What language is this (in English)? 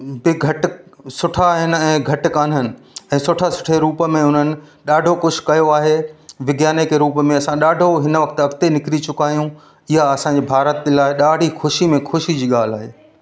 Sindhi